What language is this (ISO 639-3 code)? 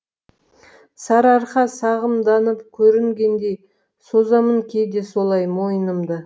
kaz